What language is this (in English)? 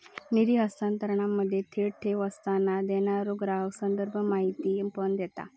Marathi